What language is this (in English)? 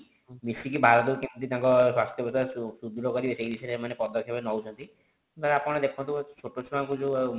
Odia